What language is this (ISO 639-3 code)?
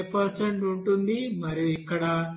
tel